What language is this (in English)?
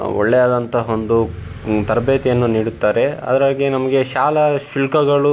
Kannada